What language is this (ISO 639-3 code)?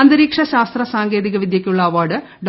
mal